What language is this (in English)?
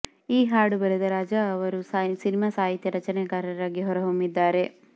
Kannada